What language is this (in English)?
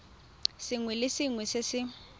Tswana